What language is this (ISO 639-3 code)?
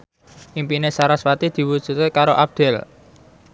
jav